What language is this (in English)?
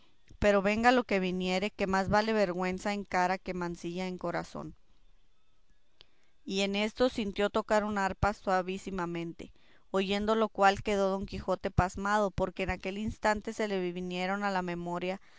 Spanish